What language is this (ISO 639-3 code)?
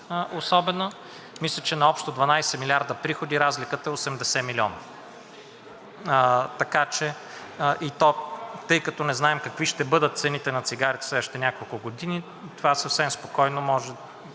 bul